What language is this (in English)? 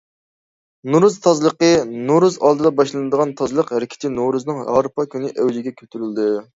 Uyghur